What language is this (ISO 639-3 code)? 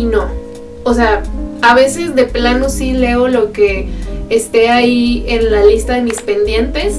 spa